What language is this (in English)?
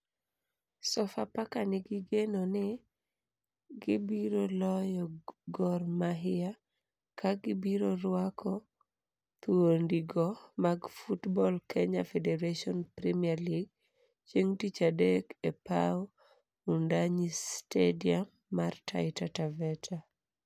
Luo (Kenya and Tanzania)